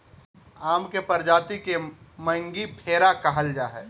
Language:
Magahi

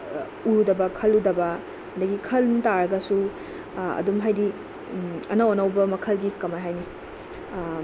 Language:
Manipuri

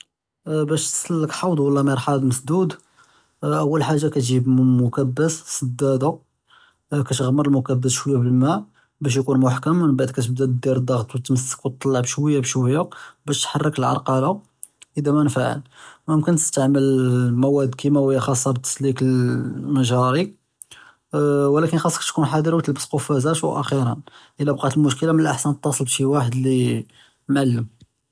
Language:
Judeo-Arabic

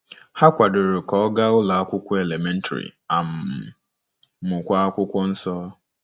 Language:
Igbo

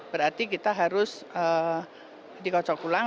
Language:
Indonesian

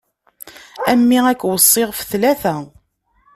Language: Kabyle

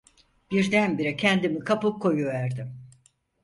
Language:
Turkish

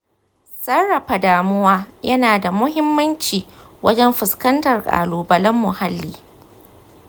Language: Hausa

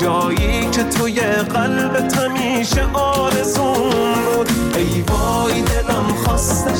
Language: Persian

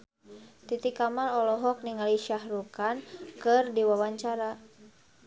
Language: Sundanese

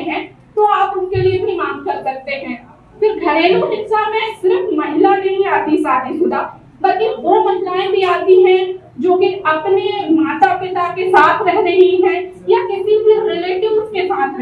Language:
Hindi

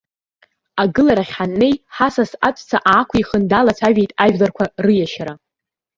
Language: Abkhazian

